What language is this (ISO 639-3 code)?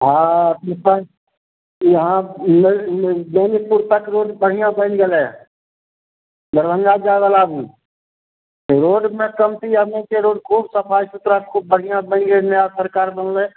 mai